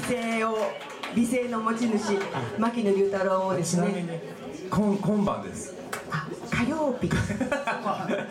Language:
Japanese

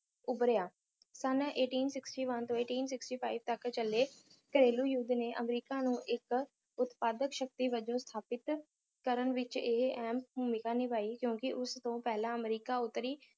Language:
Punjabi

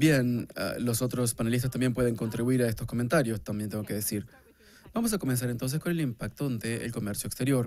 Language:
Spanish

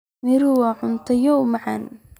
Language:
Somali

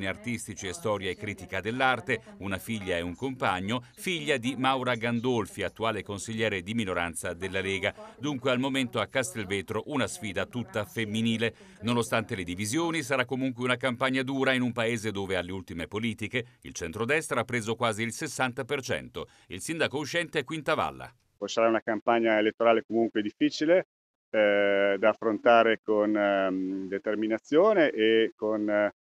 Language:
Italian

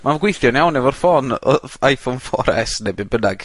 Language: Welsh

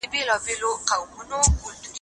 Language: Pashto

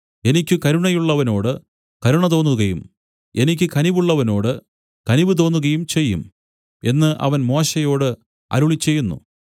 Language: Malayalam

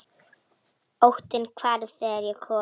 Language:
Icelandic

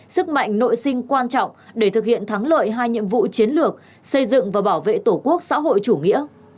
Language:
Vietnamese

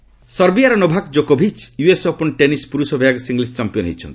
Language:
Odia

